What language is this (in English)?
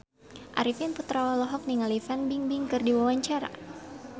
Sundanese